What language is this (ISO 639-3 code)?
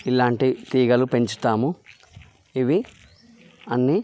tel